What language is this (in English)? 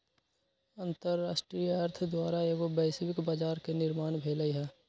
Magahi